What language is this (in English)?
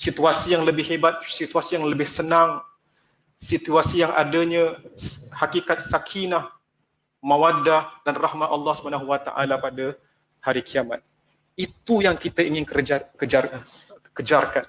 Malay